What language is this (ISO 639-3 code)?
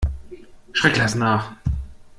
deu